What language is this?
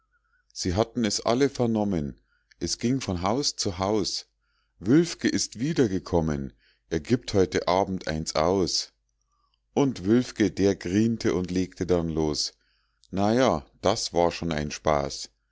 German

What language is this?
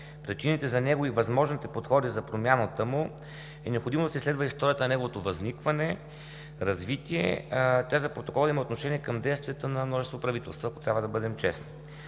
Bulgarian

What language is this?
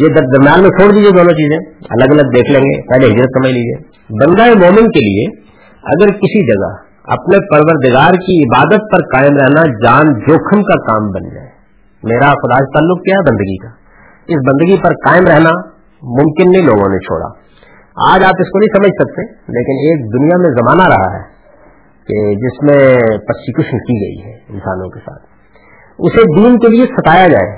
Urdu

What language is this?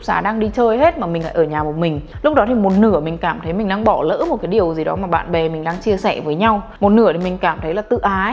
Vietnamese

